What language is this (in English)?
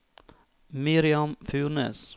Norwegian